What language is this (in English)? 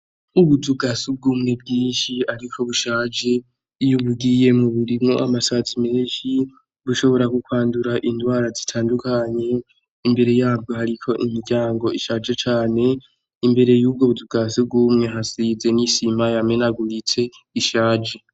Rundi